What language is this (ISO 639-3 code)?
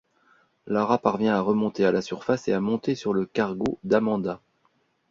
fra